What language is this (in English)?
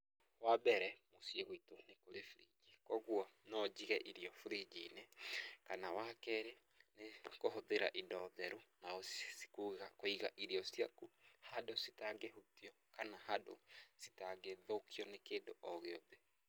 Kikuyu